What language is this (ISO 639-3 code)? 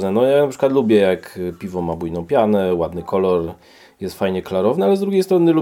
pol